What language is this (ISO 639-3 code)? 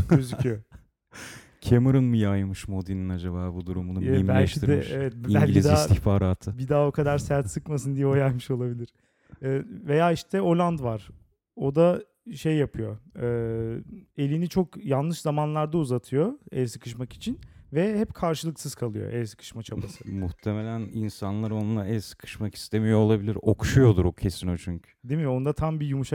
tur